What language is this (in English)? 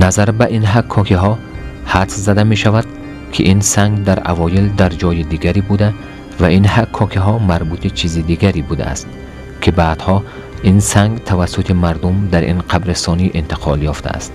Persian